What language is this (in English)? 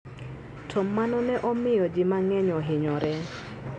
Luo (Kenya and Tanzania)